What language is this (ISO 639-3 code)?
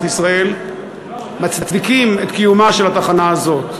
heb